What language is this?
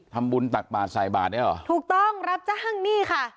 Thai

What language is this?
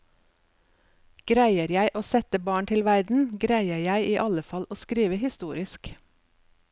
Norwegian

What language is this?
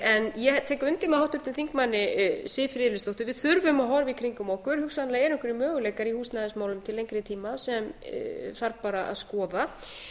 Icelandic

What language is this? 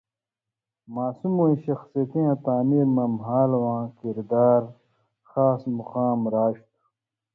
Indus Kohistani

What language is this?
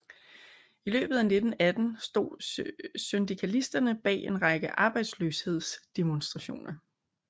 Danish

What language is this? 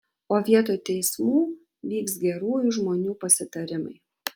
Lithuanian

